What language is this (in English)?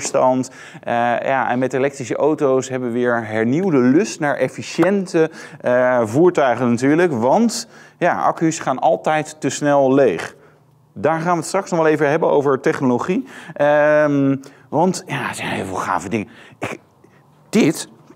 Dutch